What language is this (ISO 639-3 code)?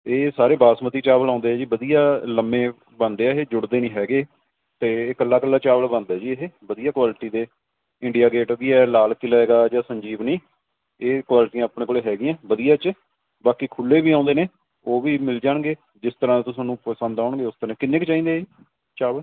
pan